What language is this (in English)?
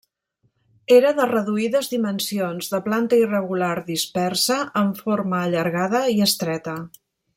Catalan